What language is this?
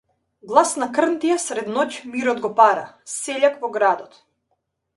Macedonian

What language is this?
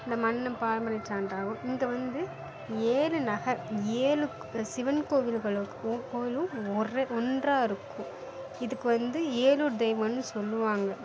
Tamil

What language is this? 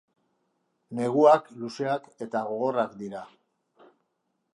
Basque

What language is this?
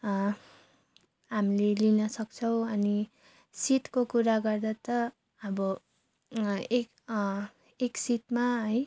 Nepali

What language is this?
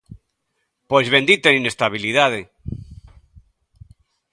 Galician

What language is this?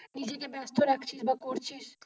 Bangla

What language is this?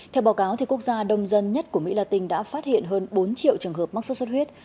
Vietnamese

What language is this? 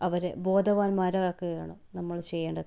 Malayalam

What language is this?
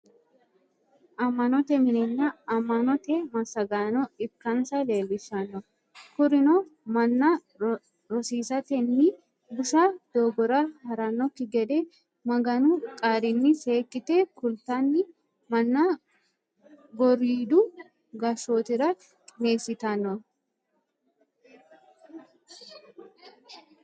Sidamo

